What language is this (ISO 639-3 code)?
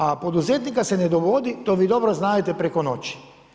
hrv